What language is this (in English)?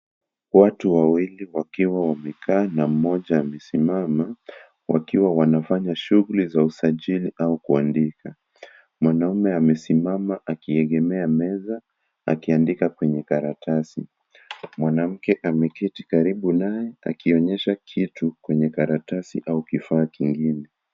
Swahili